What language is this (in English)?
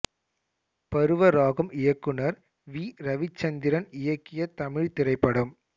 Tamil